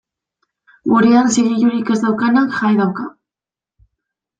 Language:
Basque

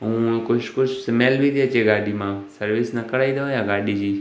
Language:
Sindhi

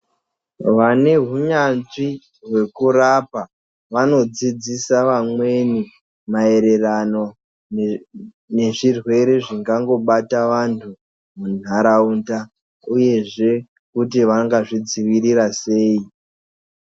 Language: Ndau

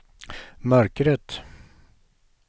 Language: Swedish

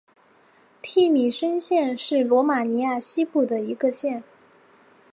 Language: Chinese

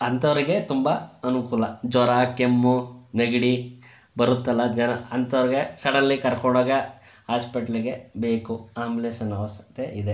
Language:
Kannada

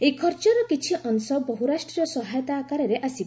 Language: Odia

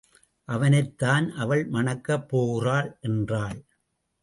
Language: Tamil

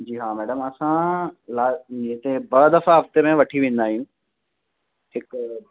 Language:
Sindhi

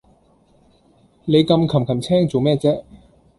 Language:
Cantonese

